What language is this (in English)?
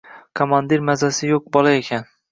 Uzbek